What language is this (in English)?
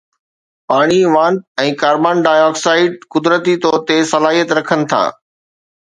Sindhi